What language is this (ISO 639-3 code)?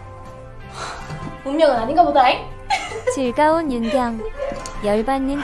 kor